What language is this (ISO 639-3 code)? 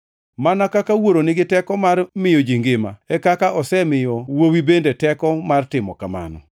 luo